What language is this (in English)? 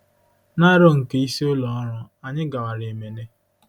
Igbo